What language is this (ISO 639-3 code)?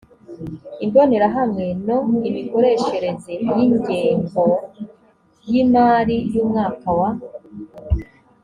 kin